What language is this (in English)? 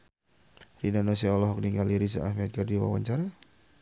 Sundanese